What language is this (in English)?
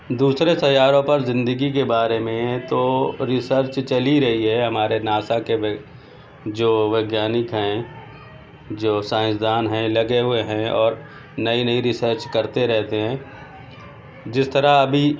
Urdu